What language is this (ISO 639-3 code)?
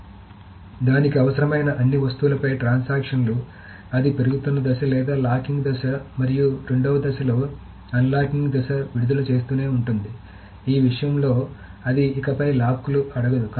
tel